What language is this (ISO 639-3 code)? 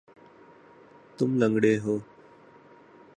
urd